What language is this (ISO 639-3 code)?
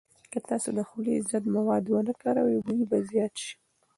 pus